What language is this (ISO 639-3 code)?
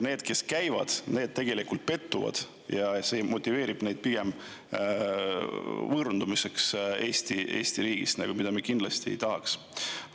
est